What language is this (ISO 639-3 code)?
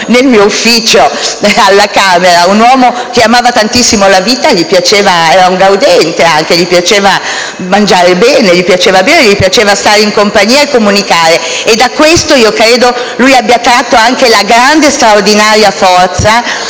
ita